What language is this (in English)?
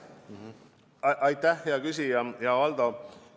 Estonian